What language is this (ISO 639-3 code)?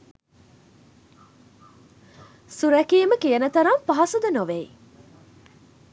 sin